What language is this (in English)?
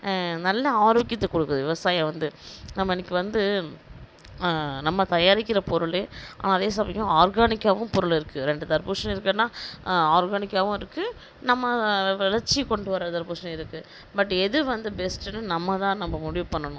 Tamil